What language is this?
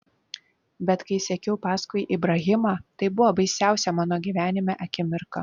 Lithuanian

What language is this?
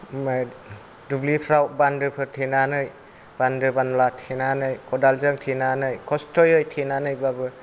Bodo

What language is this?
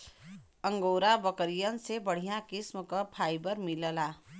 Bhojpuri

